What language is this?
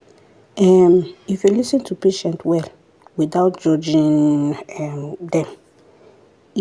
Nigerian Pidgin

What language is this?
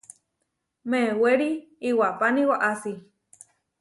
Huarijio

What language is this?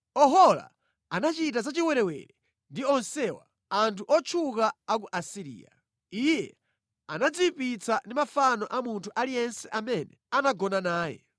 Nyanja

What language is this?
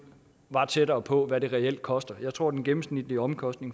Danish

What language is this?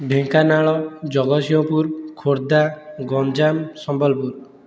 Odia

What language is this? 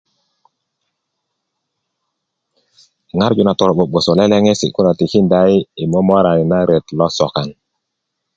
Kuku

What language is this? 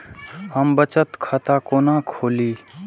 Maithili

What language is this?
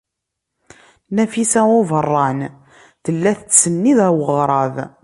Kabyle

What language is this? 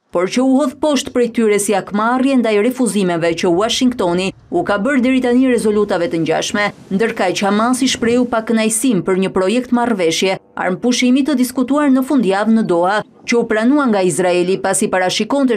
Romanian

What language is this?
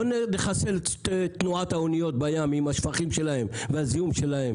Hebrew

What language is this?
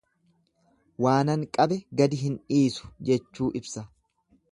Oromo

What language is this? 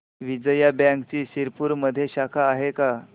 Marathi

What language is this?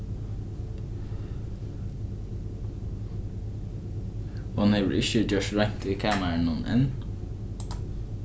Faroese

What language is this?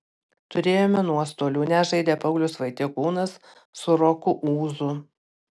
Lithuanian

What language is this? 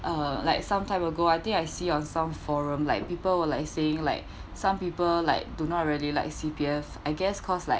English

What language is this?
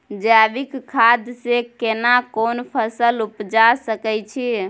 Maithili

